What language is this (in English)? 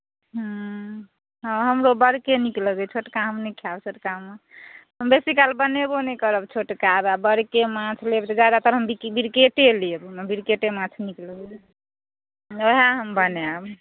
Maithili